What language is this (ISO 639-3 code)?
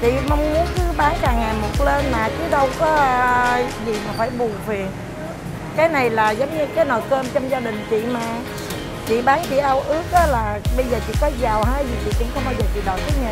vie